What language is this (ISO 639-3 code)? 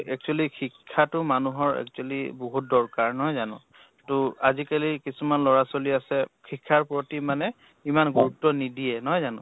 asm